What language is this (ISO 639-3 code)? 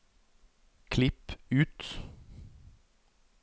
nor